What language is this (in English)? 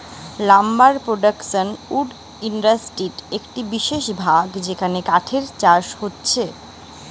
Bangla